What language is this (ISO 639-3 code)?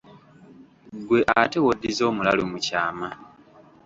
lug